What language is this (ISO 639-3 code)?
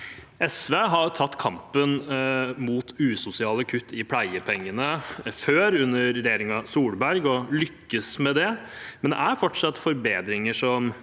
nor